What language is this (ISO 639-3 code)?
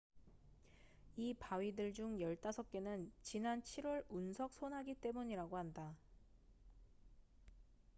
kor